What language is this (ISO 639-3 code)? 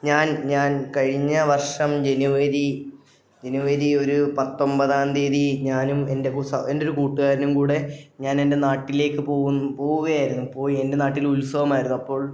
mal